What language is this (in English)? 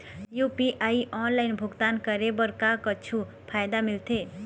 Chhattisgarhi